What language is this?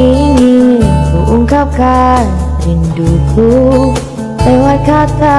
Malay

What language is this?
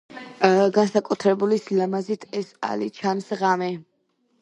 Georgian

